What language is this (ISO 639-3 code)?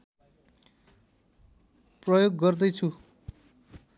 nep